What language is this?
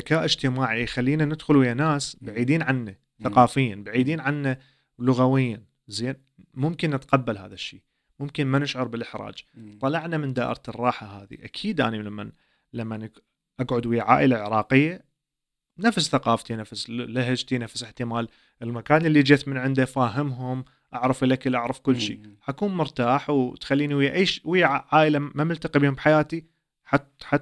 Arabic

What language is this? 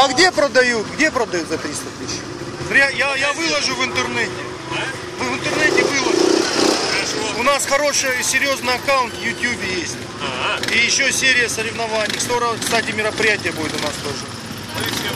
Russian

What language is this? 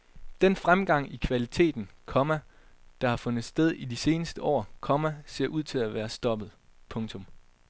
Danish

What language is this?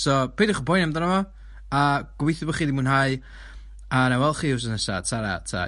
Welsh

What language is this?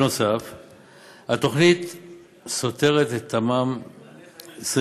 Hebrew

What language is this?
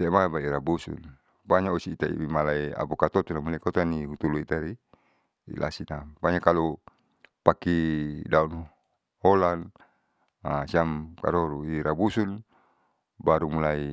Saleman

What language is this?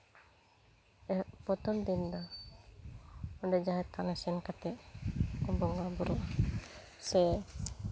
Santali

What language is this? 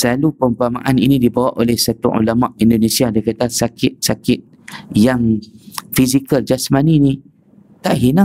Malay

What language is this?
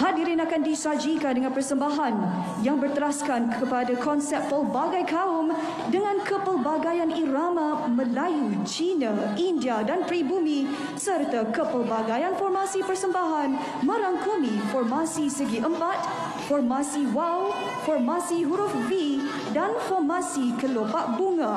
Malay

